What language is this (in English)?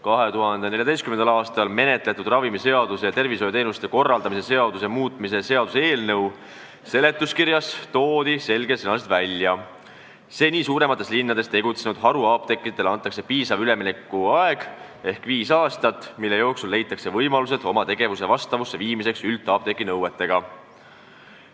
Estonian